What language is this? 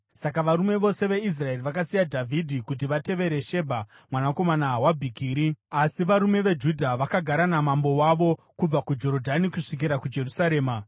Shona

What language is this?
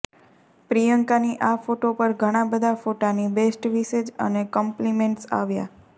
Gujarati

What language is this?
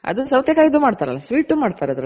Kannada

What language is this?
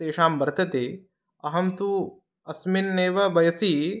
Sanskrit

